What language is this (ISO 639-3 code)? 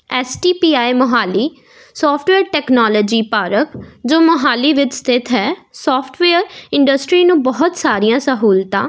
pan